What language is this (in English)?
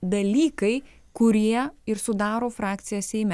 Lithuanian